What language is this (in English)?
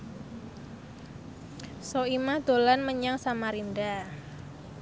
Javanese